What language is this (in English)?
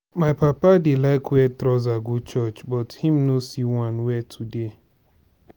Nigerian Pidgin